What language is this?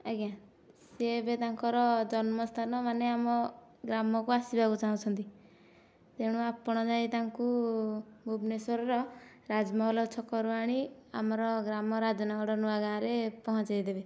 Odia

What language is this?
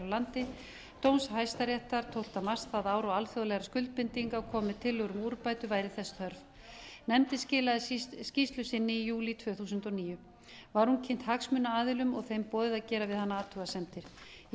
Icelandic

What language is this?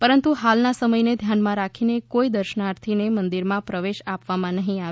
Gujarati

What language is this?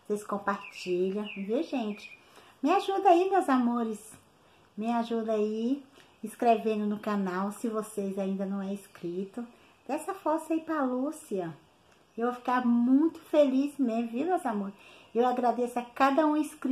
Portuguese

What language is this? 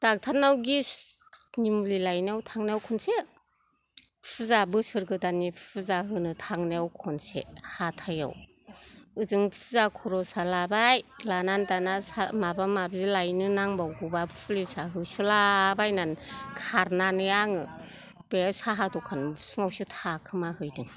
Bodo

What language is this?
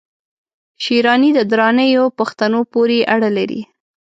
Pashto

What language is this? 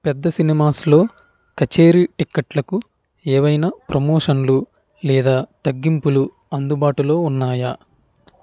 Telugu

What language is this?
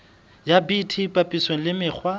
Southern Sotho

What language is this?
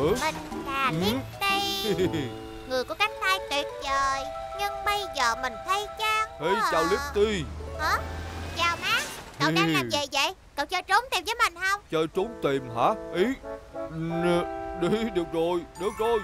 Vietnamese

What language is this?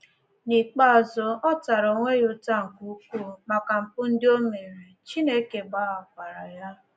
Igbo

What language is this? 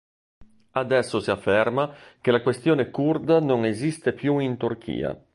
Italian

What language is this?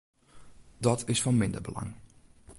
Western Frisian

